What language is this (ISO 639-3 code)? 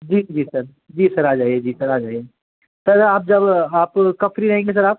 hin